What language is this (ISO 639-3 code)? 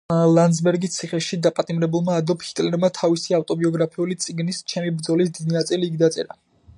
kat